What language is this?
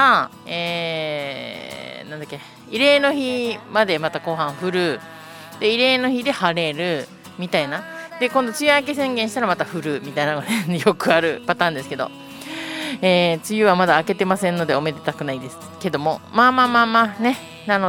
Japanese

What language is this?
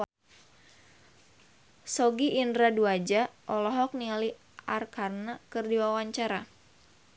Sundanese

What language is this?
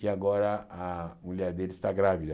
Portuguese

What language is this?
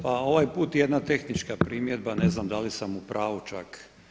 Croatian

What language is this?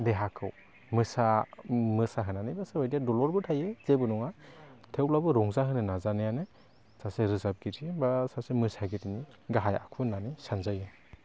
Bodo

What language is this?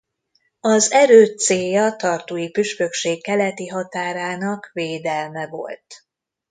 Hungarian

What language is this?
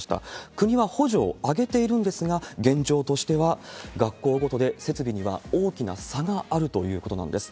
Japanese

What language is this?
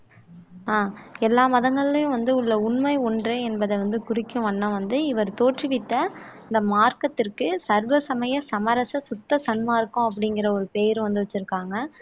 Tamil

